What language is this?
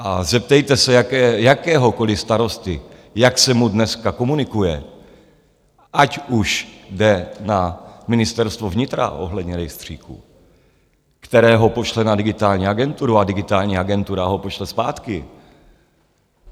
Czech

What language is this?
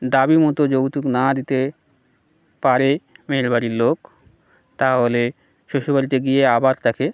Bangla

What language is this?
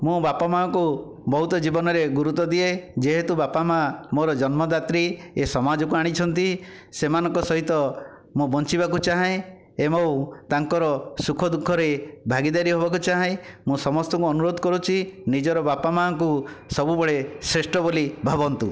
Odia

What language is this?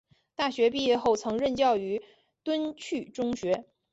Chinese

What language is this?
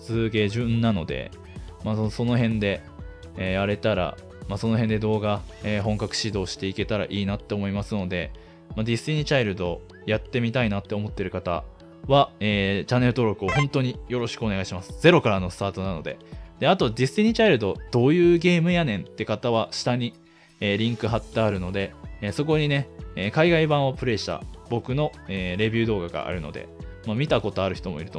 Japanese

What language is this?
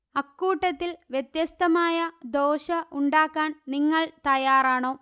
Malayalam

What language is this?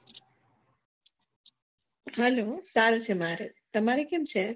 Gujarati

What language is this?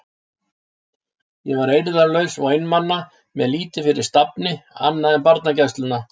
Icelandic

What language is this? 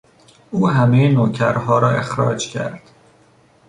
Persian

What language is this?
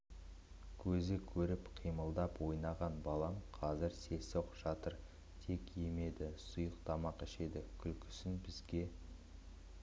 Kazakh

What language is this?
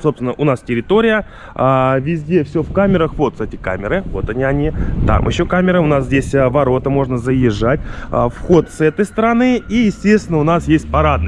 Russian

